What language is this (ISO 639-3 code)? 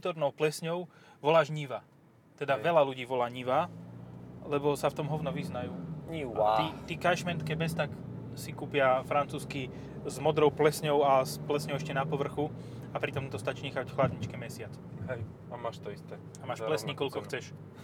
slk